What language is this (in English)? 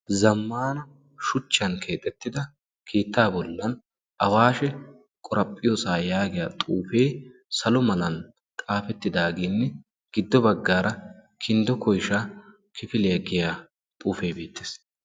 Wolaytta